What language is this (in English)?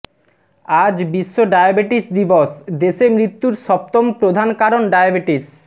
Bangla